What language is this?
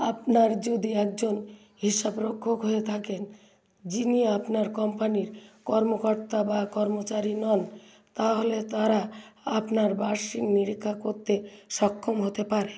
Bangla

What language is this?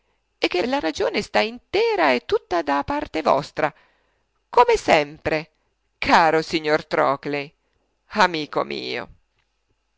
Italian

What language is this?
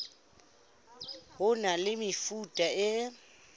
Southern Sotho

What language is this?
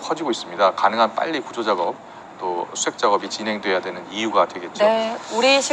Korean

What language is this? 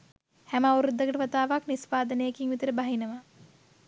Sinhala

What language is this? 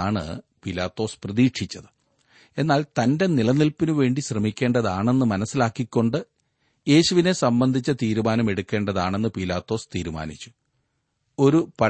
Malayalam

